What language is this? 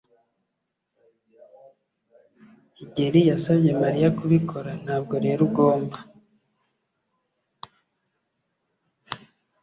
Kinyarwanda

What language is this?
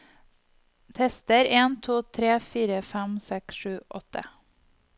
Norwegian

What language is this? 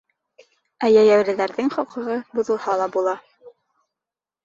Bashkir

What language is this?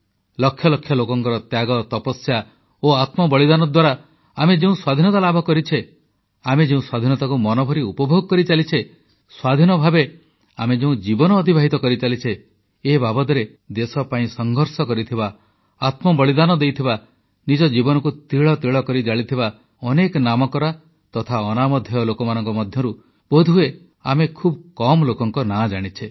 Odia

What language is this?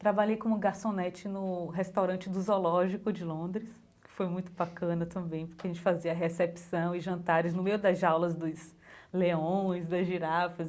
Portuguese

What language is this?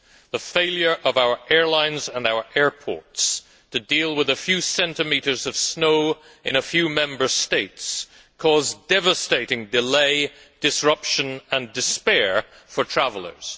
English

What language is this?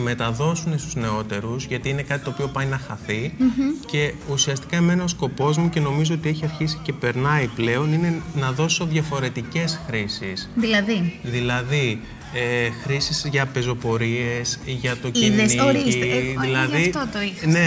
Greek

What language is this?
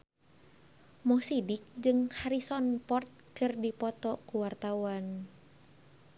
Sundanese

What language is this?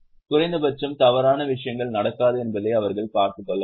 Tamil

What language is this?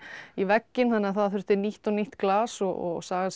Icelandic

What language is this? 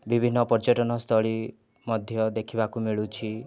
Odia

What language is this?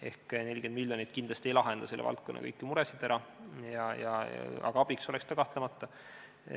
Estonian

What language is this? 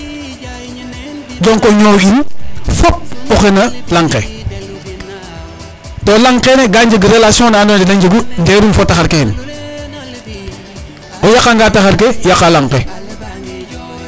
Serer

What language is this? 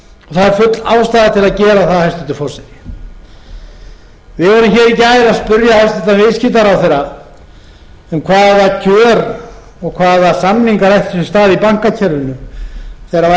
Icelandic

